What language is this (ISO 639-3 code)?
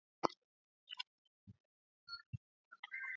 swa